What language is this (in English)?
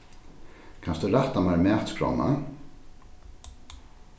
Faroese